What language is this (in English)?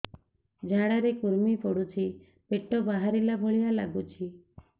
Odia